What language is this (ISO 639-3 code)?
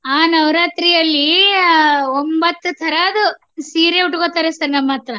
kan